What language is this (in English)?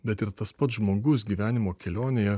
Lithuanian